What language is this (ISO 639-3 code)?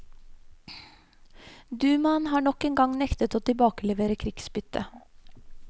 nor